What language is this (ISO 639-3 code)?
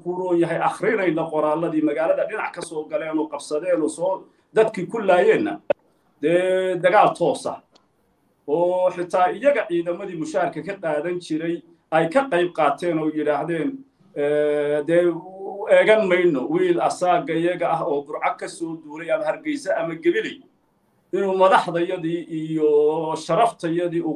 ara